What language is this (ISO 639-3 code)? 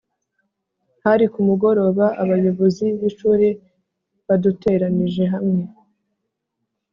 kin